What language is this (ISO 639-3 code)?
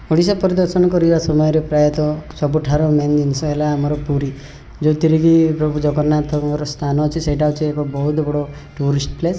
ori